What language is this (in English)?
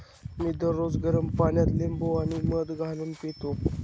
Marathi